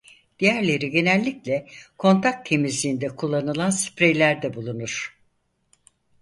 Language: Turkish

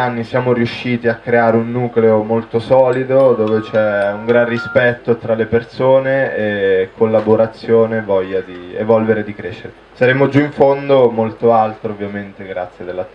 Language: Italian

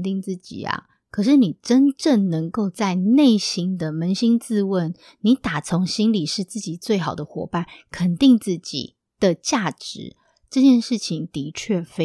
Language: Chinese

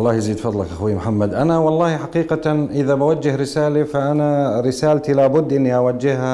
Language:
Arabic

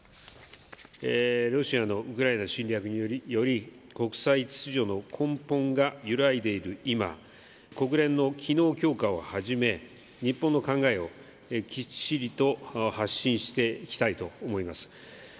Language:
Japanese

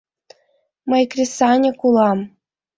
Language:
Mari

